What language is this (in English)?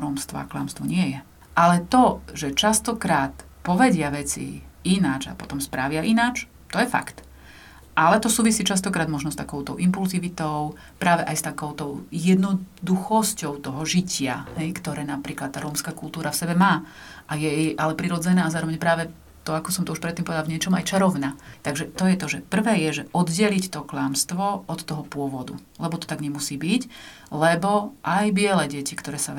Slovak